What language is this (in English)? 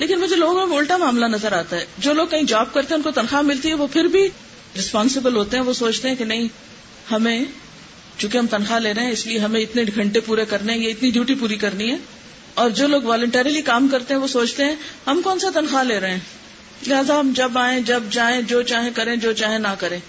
Urdu